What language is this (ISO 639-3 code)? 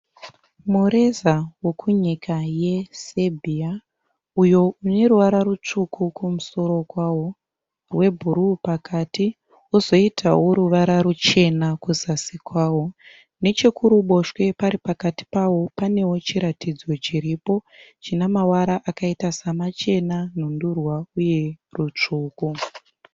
sna